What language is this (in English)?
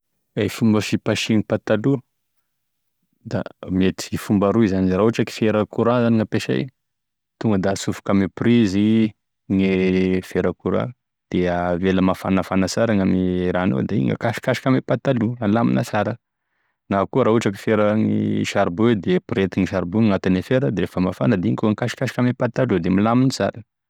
Tesaka Malagasy